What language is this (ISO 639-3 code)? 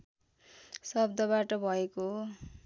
nep